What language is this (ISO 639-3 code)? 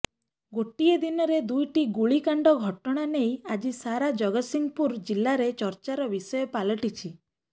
ori